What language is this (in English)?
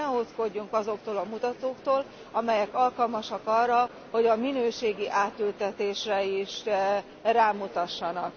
Hungarian